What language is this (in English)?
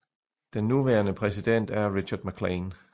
Danish